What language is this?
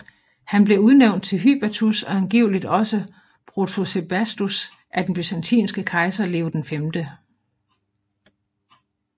Danish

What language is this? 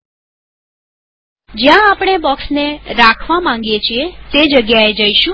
Gujarati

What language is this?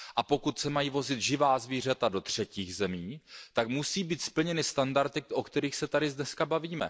Czech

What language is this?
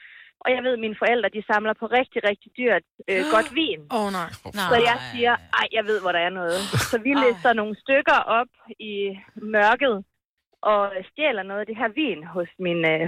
Danish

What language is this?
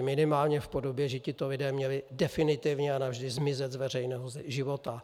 Czech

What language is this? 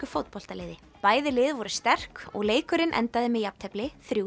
Icelandic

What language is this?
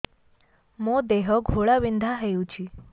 Odia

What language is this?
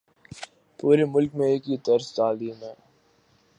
Urdu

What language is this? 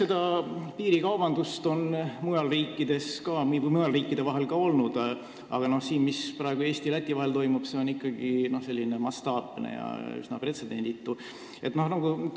Estonian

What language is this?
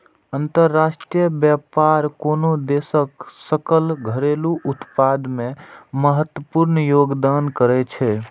Maithili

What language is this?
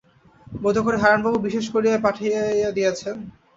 Bangla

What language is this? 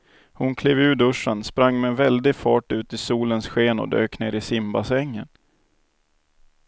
Swedish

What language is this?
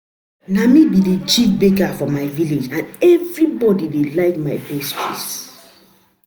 Nigerian Pidgin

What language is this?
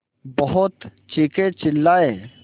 Hindi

